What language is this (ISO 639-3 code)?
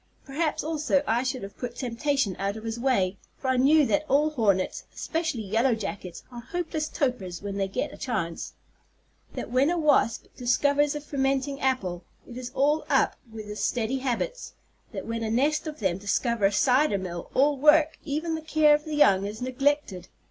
eng